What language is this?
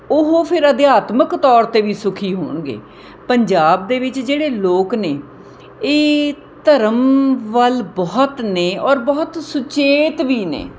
Punjabi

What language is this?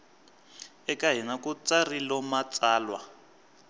Tsonga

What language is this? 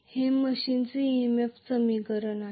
Marathi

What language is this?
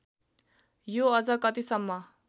Nepali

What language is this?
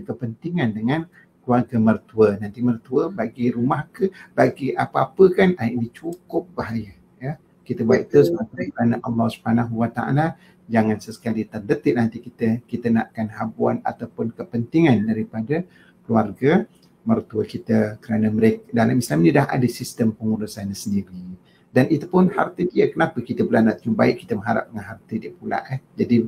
Malay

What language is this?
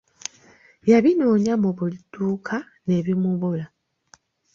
Ganda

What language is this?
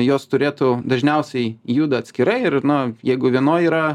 Lithuanian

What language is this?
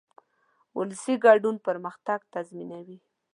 Pashto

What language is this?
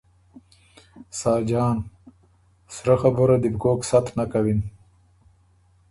Ormuri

